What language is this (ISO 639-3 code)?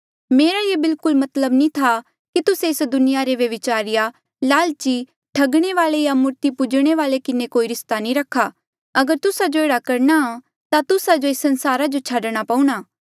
mjl